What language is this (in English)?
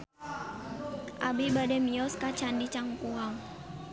Sundanese